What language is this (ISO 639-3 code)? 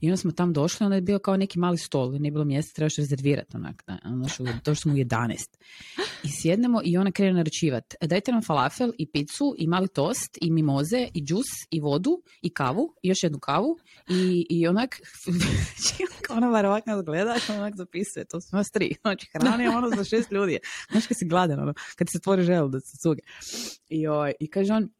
hrv